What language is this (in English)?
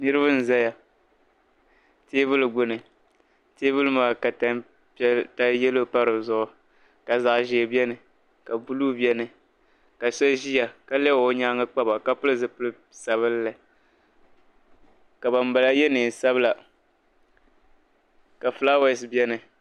Dagbani